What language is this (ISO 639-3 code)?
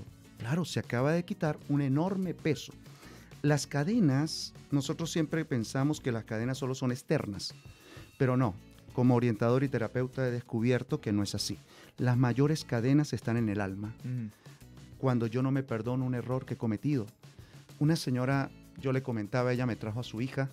spa